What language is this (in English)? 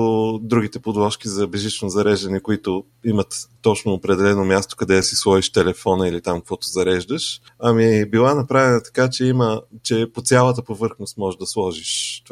Bulgarian